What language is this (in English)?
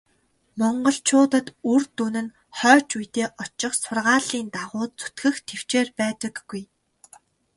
Mongolian